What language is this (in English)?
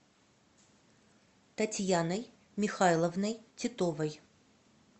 Russian